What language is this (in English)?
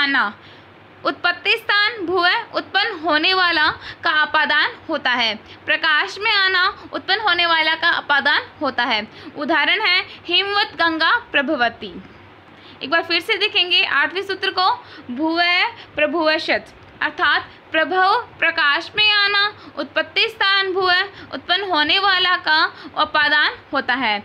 Hindi